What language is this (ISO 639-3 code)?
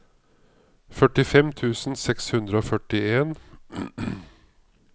nor